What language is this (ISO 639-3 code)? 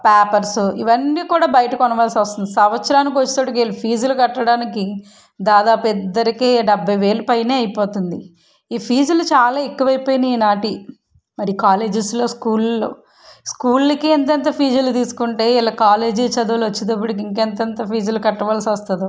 tel